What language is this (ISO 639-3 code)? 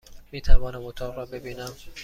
fas